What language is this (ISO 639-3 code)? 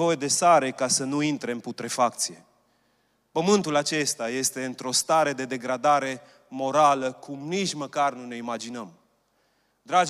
ron